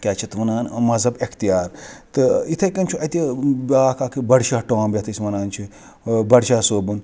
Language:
Kashmiri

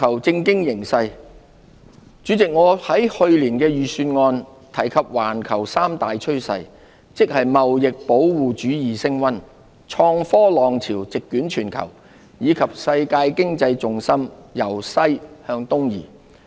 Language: Cantonese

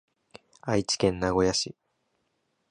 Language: Japanese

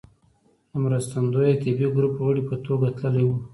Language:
Pashto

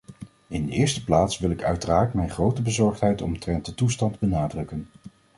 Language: Dutch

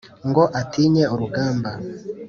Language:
Kinyarwanda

